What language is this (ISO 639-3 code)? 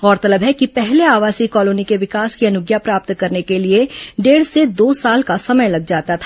hin